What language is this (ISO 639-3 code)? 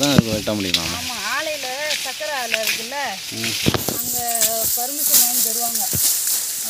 hin